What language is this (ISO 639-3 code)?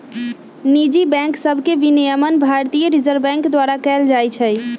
mag